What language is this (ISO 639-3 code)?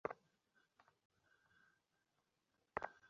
ben